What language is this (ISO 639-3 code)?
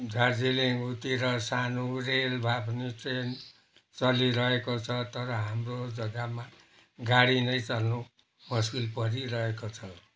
nep